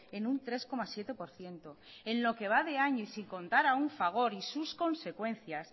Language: Spanish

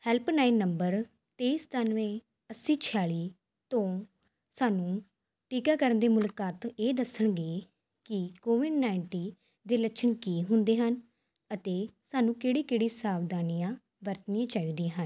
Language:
Punjabi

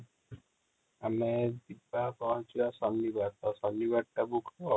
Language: Odia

